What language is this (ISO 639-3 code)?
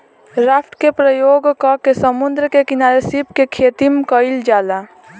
bho